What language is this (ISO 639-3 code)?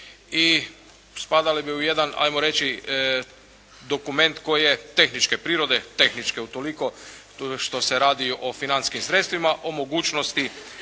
hrv